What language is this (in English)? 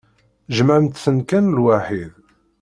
Kabyle